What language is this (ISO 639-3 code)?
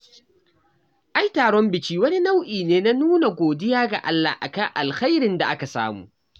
hau